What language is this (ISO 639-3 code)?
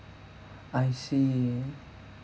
eng